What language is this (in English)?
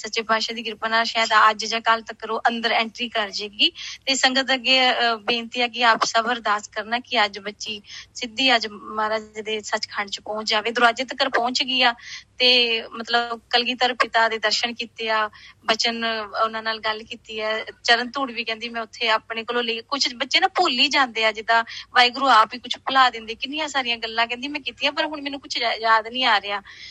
Punjabi